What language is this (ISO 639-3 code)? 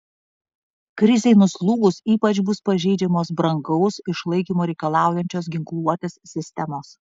lit